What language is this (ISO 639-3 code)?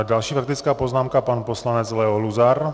ces